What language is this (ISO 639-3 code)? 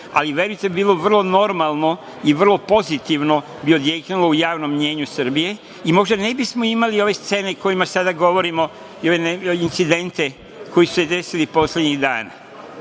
srp